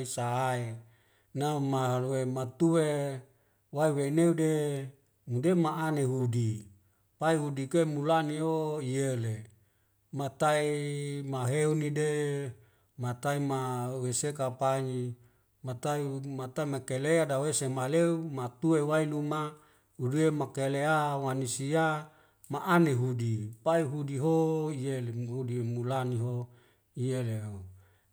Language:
Wemale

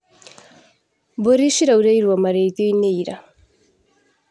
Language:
Kikuyu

